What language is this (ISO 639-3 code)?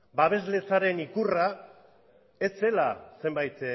eus